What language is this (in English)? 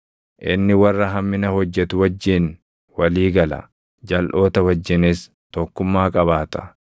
Oromo